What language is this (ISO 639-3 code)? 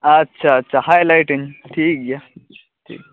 sat